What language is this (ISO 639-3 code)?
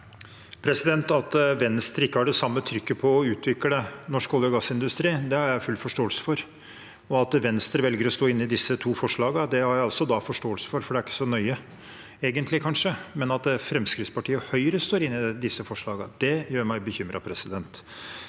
nor